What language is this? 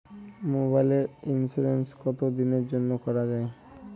Bangla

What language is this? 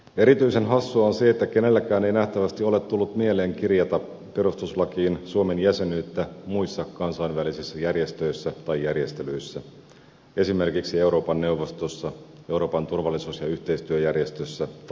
Finnish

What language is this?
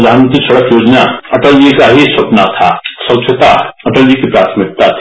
Hindi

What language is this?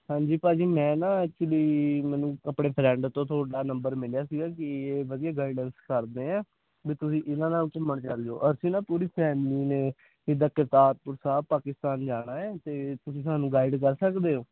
Punjabi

